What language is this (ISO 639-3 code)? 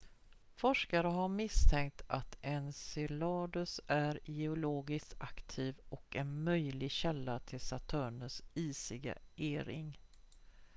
swe